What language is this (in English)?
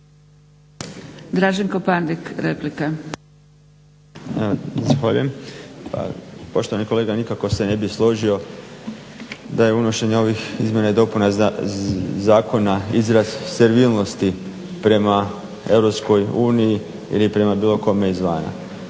Croatian